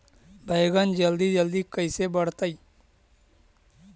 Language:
Magahi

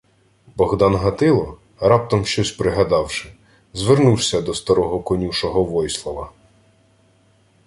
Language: Ukrainian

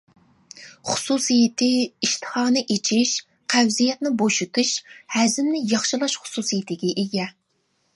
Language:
Uyghur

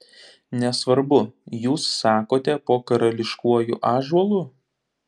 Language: Lithuanian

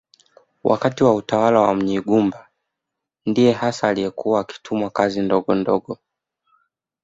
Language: Swahili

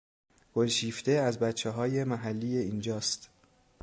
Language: Persian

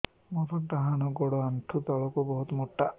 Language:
Odia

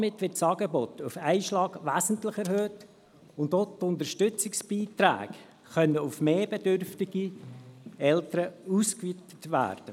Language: Swiss German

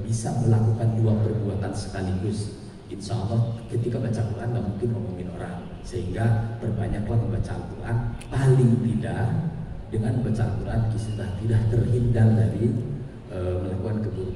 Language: Indonesian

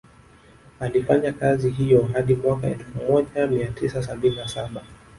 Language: Swahili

